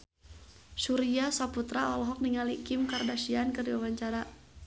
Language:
Sundanese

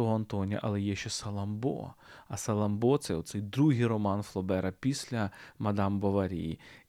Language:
Ukrainian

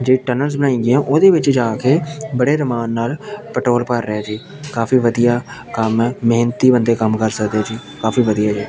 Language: Punjabi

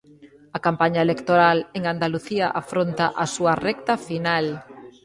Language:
Galician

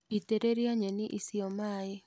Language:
Kikuyu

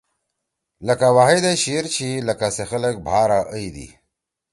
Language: Torwali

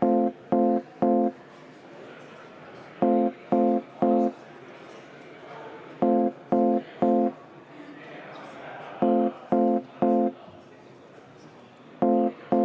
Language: Estonian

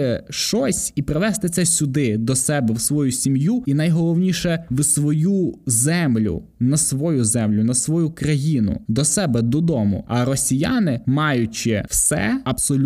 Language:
Ukrainian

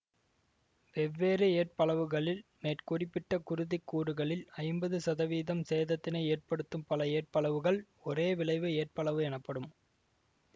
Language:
Tamil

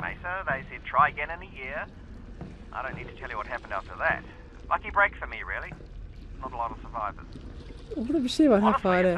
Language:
Turkish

